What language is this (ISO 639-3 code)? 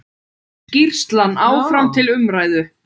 isl